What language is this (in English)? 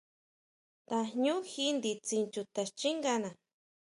Huautla Mazatec